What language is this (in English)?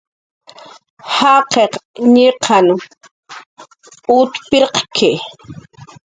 Jaqaru